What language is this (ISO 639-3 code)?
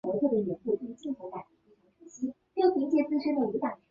zho